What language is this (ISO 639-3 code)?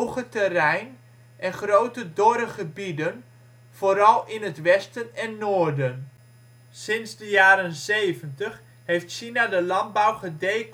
nld